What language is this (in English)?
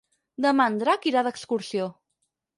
Catalan